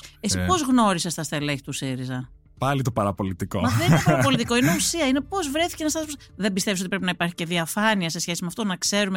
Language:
Greek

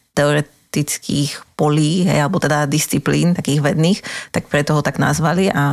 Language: Slovak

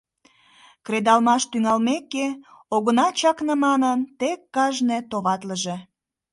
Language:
Mari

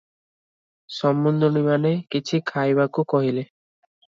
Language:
Odia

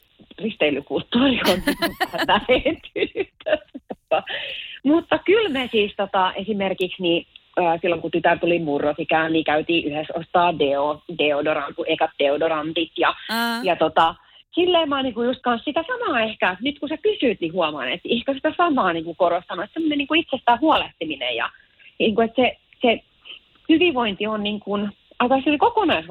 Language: Finnish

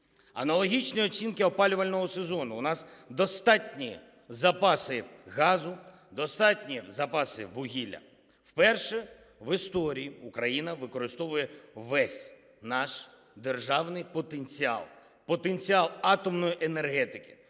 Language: Ukrainian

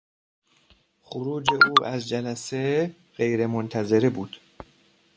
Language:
Persian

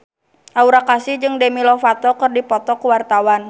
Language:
Sundanese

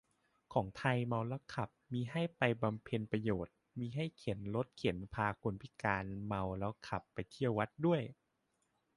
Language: Thai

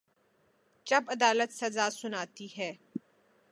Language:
Urdu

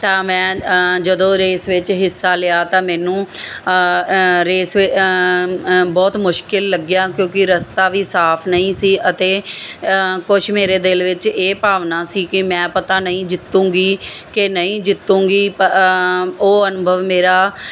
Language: Punjabi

